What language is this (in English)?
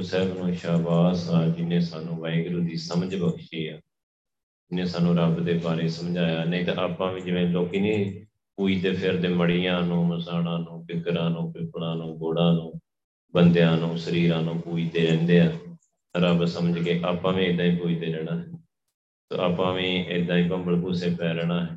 Punjabi